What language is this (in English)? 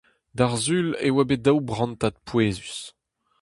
Breton